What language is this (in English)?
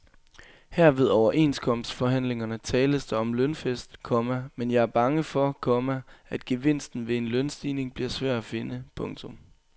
Danish